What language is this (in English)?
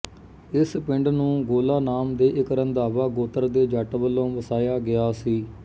Punjabi